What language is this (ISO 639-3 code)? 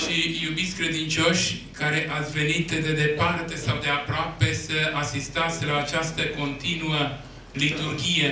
ron